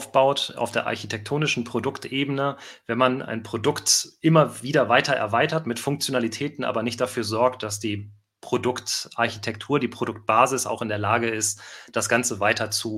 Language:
German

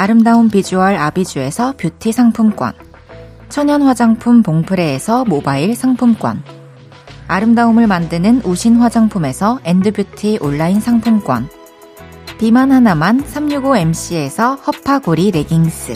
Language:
Korean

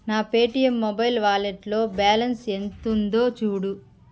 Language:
Telugu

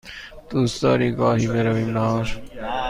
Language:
Persian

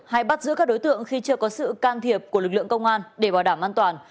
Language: Vietnamese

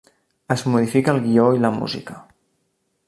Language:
Catalan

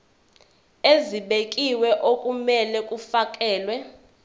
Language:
Zulu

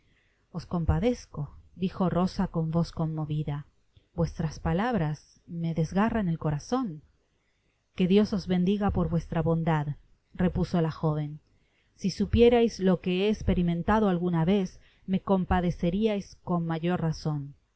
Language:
Spanish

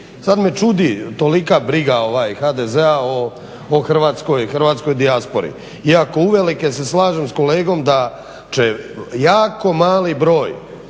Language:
Croatian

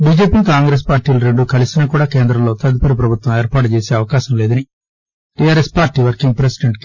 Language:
Telugu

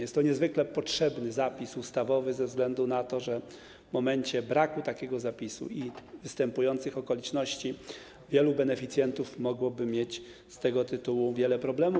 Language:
Polish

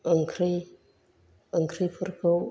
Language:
Bodo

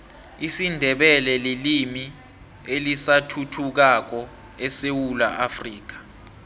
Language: South Ndebele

